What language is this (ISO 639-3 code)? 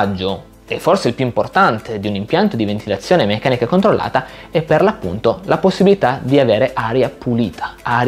ita